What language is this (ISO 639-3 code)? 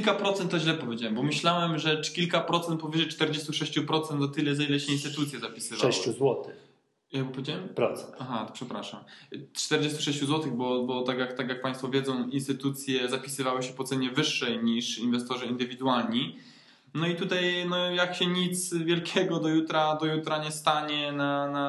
pol